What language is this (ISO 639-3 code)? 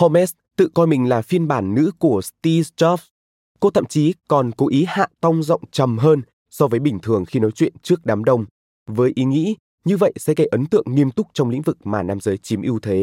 vie